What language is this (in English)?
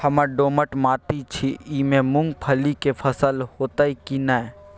Maithili